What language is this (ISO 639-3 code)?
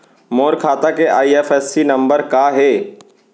hne